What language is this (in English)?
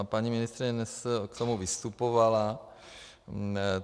Czech